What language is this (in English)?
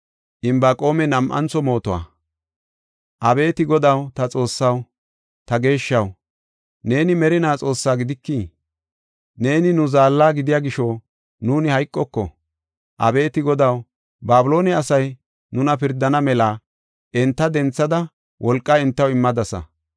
Gofa